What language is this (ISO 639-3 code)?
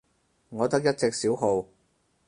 yue